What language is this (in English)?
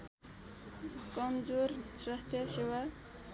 Nepali